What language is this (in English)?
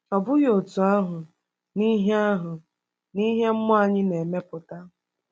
Igbo